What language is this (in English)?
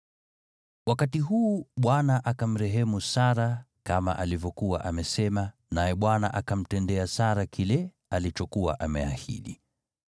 Swahili